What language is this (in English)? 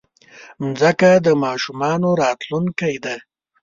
Pashto